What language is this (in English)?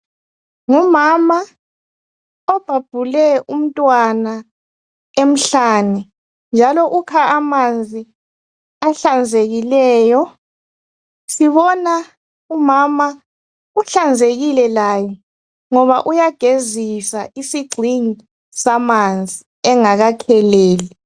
North Ndebele